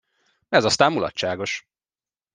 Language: Hungarian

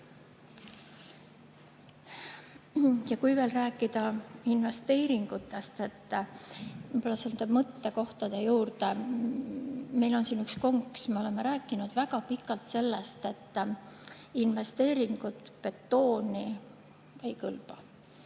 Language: Estonian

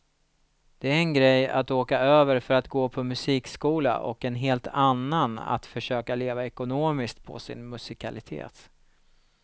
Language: Swedish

